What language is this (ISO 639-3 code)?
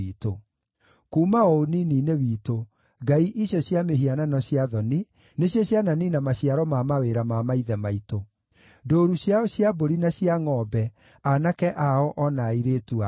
kik